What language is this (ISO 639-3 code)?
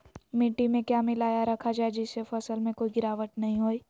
mag